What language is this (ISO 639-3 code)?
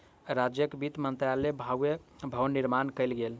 mai